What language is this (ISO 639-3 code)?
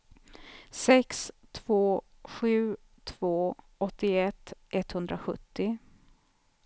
swe